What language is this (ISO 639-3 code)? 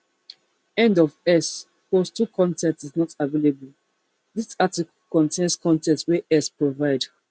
pcm